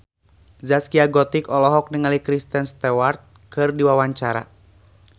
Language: Sundanese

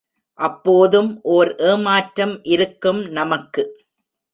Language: Tamil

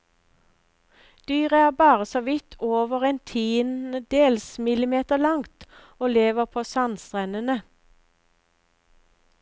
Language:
Norwegian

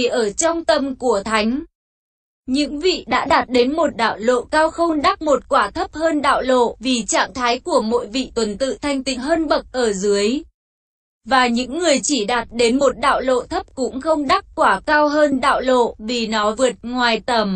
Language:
Vietnamese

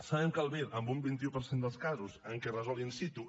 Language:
Catalan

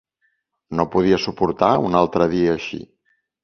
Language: Catalan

